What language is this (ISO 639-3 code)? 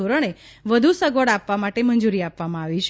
guj